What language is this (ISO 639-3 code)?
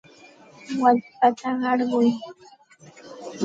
qxt